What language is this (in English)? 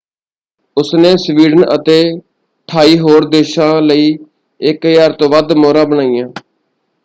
Punjabi